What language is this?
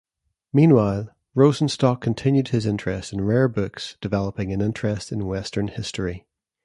English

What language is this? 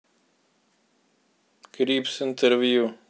Russian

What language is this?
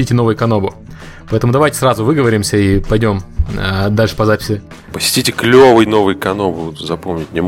Russian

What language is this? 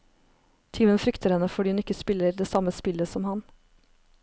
Norwegian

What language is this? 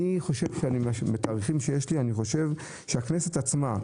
Hebrew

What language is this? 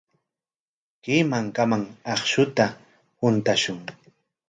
Corongo Ancash Quechua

